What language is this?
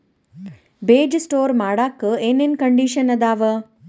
Kannada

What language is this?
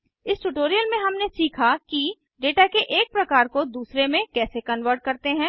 Hindi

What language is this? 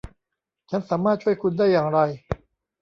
Thai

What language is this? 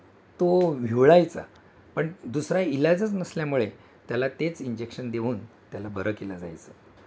Marathi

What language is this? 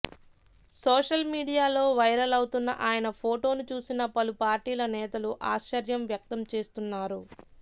Telugu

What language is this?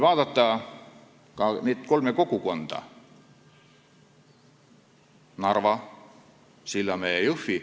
Estonian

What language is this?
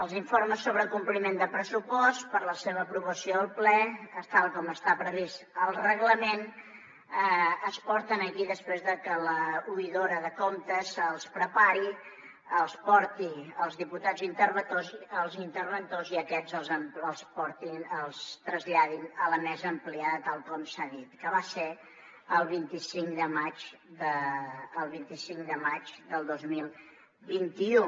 Catalan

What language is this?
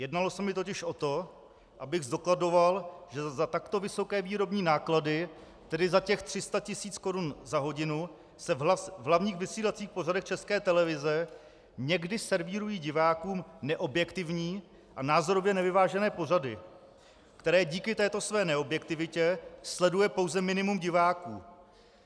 Czech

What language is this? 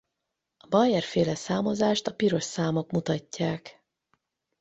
Hungarian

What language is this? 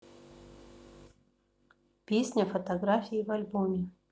Russian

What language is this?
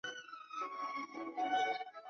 Chinese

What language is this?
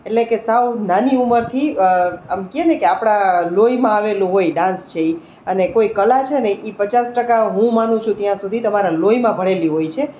Gujarati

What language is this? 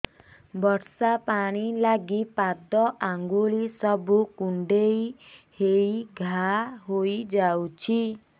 Odia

